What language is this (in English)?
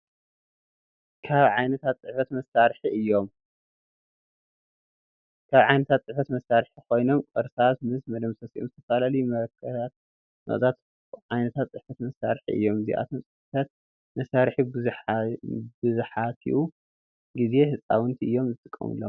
Tigrinya